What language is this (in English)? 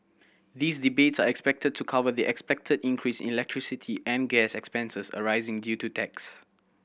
English